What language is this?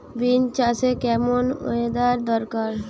Bangla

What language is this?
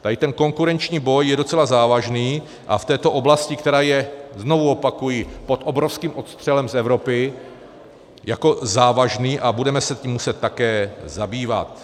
Czech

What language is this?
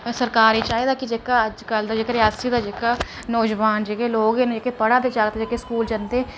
Dogri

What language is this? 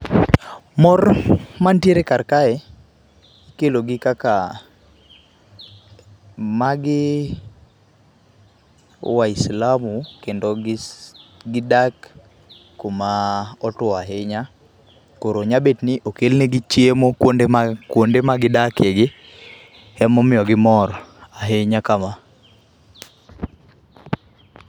Luo (Kenya and Tanzania)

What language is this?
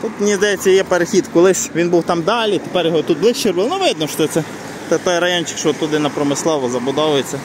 Ukrainian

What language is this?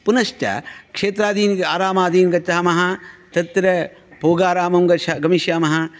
Sanskrit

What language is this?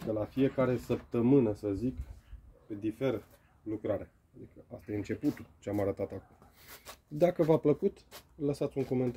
Romanian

